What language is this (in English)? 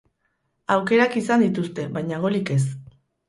Basque